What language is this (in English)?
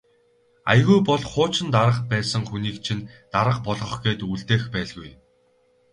Mongolian